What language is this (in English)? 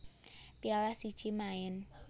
Javanese